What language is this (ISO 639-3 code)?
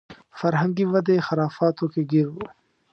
pus